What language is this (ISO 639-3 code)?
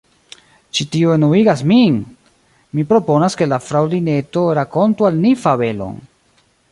epo